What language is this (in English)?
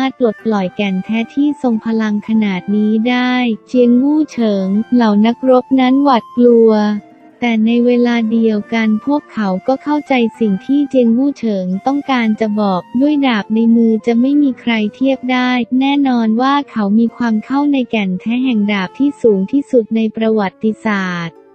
Thai